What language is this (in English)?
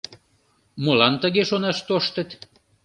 Mari